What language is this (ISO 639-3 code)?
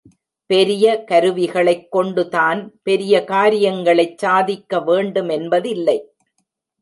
tam